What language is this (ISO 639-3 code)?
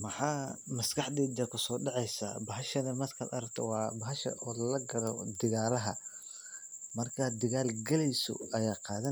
som